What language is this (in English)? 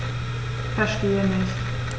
German